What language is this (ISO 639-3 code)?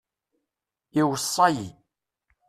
kab